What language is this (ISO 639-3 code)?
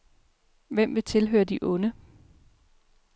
dan